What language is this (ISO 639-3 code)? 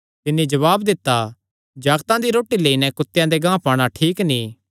xnr